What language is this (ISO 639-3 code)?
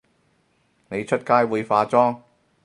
yue